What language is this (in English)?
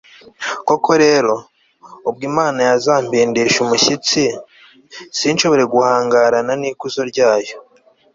Kinyarwanda